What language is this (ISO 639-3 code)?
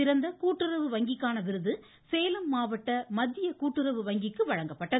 tam